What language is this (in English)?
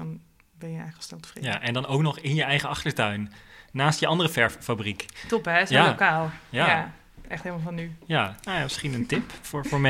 Dutch